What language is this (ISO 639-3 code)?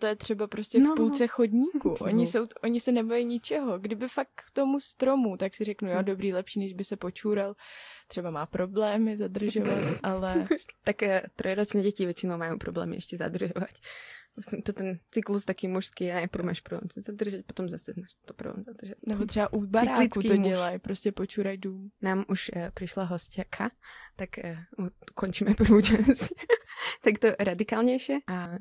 ces